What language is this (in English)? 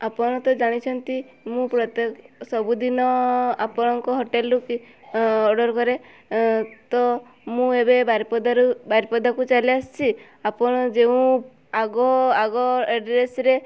Odia